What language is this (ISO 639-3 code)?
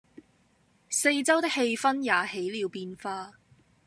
yue